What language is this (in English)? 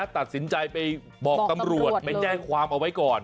Thai